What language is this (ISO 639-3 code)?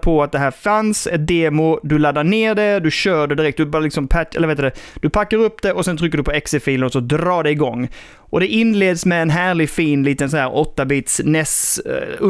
swe